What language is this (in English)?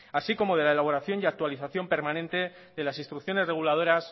Spanish